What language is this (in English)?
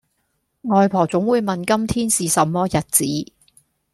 Cantonese